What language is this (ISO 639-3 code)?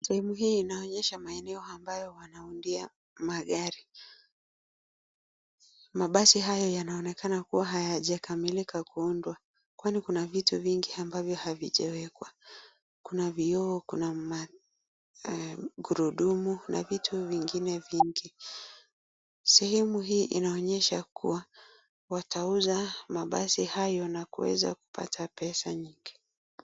swa